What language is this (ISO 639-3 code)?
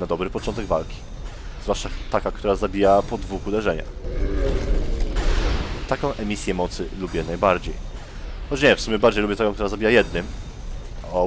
pol